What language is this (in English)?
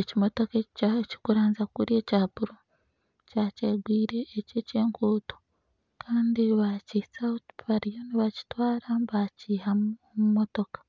Nyankole